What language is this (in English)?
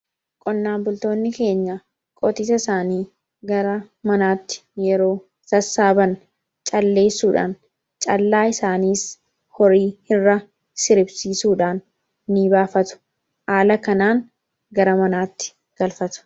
Oromo